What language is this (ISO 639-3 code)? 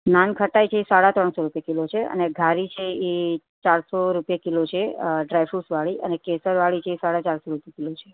guj